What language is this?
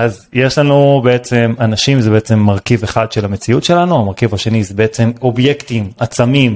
Hebrew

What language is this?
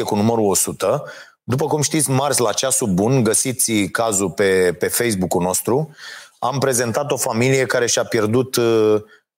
Romanian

